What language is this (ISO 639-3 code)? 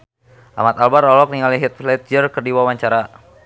sun